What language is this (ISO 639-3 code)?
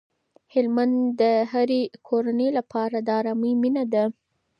pus